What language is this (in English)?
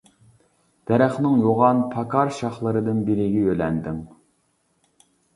Uyghur